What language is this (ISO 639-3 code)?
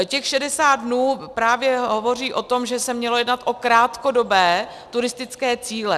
ces